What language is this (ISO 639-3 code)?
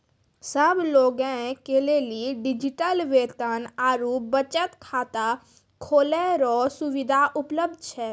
mai